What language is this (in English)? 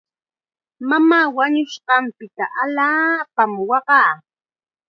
Chiquián Ancash Quechua